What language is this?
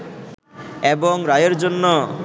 Bangla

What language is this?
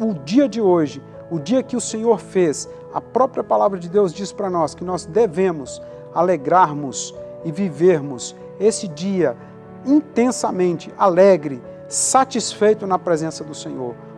Portuguese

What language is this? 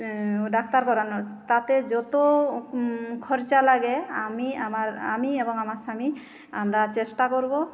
Bangla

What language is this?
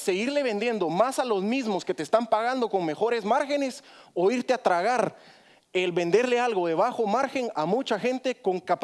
Spanish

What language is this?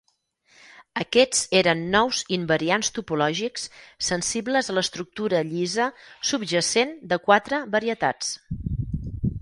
Catalan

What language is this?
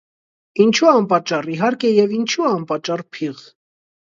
Armenian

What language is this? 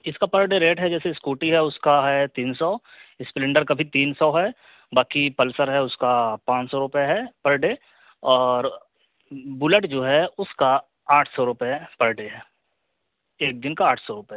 Urdu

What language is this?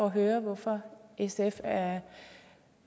Danish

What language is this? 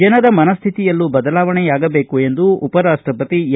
Kannada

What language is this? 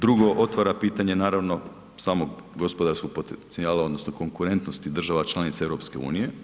Croatian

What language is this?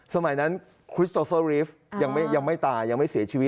Thai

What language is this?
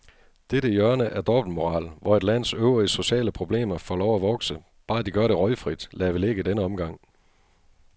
Danish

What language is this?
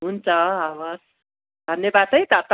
Nepali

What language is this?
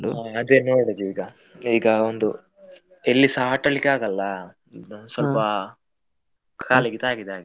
Kannada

